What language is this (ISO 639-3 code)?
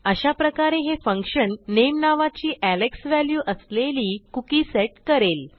mar